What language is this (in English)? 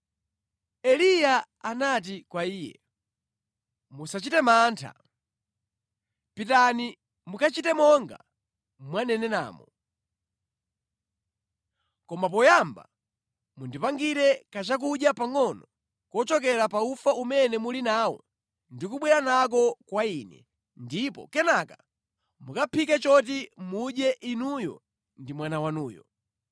Nyanja